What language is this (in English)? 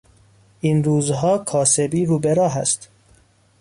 Persian